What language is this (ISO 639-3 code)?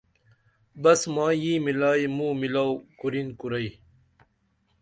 dml